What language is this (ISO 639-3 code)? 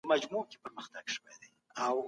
pus